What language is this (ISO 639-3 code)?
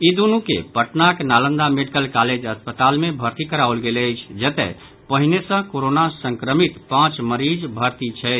mai